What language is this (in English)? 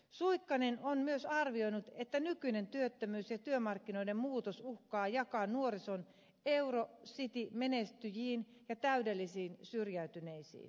Finnish